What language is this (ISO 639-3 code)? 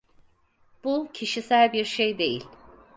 tur